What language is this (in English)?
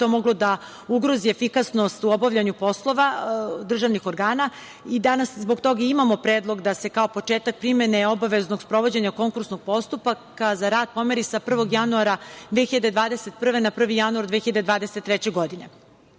Serbian